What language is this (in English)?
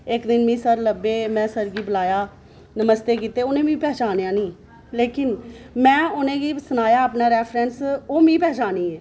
Dogri